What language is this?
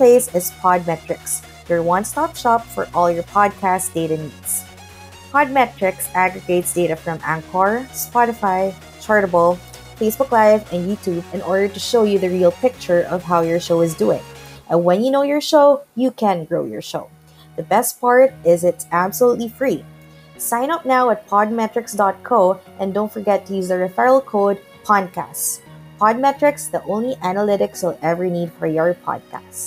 Filipino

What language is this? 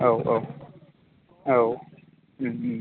Bodo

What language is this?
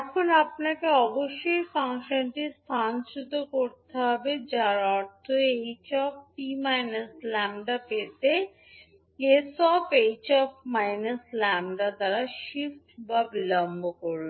Bangla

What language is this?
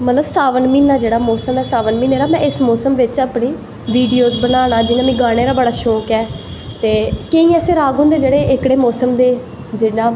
Dogri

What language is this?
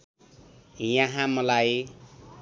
Nepali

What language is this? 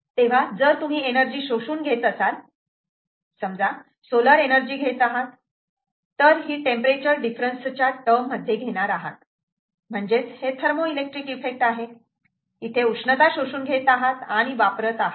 Marathi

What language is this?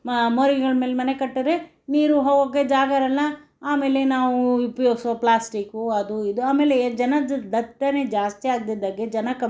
Kannada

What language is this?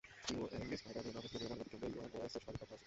Bangla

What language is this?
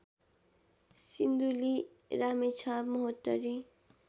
Nepali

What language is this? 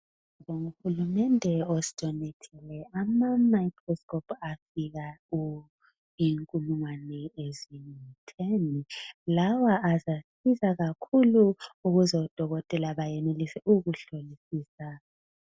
North Ndebele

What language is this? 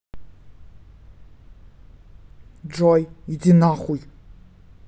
Russian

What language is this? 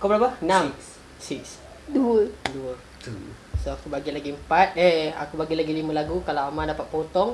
Malay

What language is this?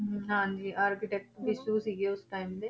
Punjabi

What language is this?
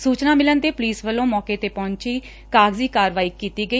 Punjabi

